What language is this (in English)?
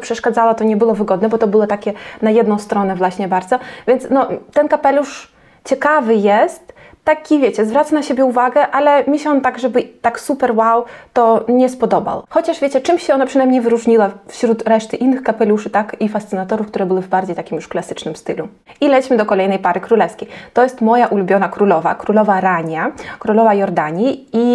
Polish